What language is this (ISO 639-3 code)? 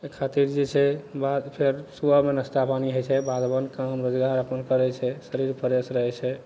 mai